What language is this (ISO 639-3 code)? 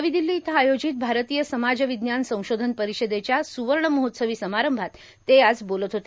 mar